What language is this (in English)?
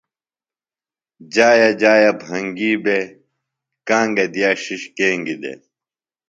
Phalura